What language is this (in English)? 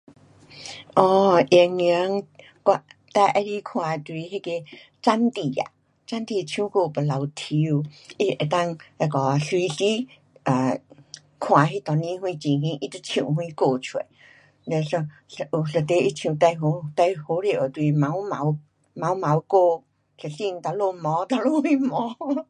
Pu-Xian Chinese